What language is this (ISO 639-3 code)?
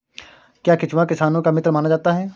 hin